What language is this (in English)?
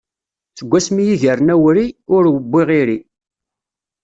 Kabyle